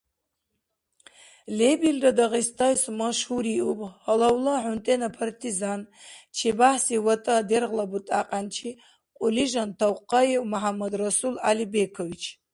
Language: Dargwa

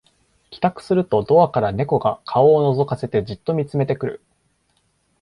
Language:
Japanese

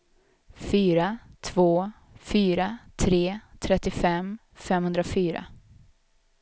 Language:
Swedish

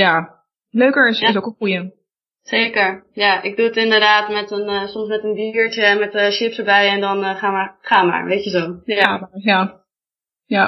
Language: Dutch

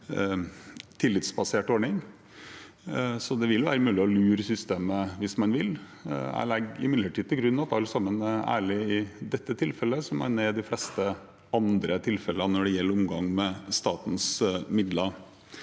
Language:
Norwegian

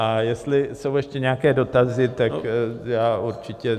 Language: Czech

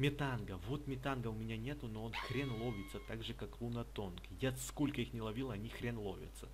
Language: Russian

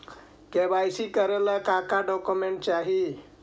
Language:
Magahi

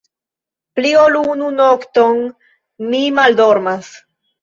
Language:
Esperanto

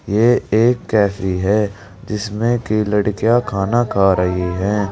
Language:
Hindi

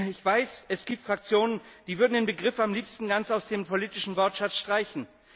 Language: German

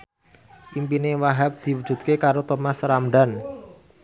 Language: Javanese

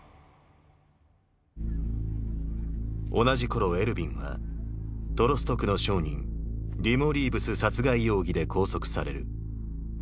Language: Japanese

